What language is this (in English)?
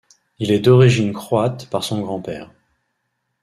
French